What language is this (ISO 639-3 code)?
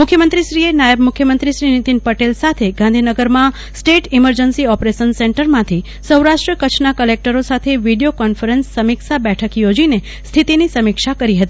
guj